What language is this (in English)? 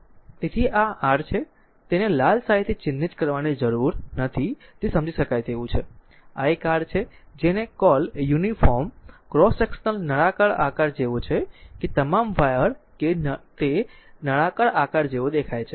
Gujarati